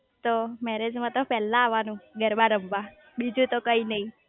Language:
Gujarati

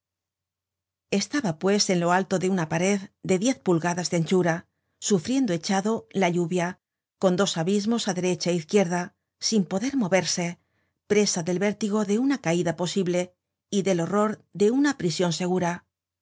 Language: Spanish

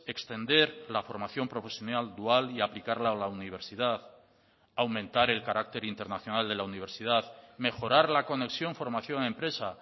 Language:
Spanish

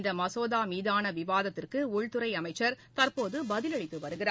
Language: Tamil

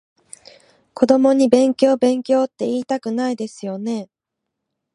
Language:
Japanese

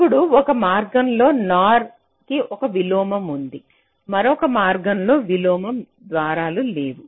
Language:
Telugu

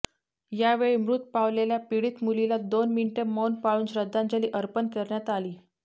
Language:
Marathi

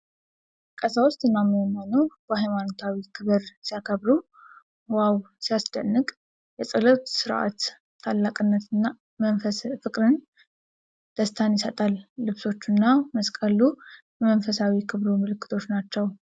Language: Amharic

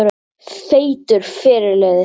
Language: Icelandic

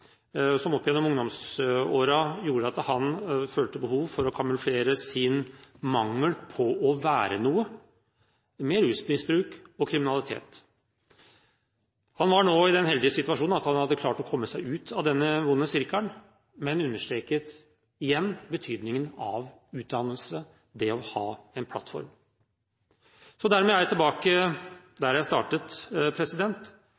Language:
Norwegian Bokmål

